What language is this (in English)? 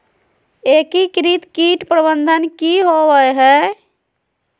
Magahi